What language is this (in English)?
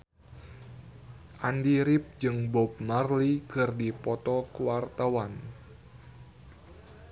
Sundanese